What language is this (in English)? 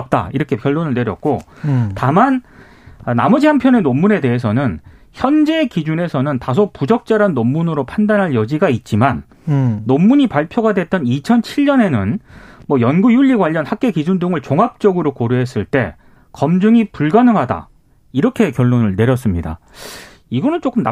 Korean